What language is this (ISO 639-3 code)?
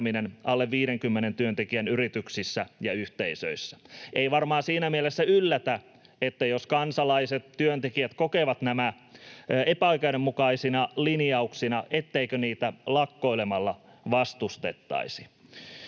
fin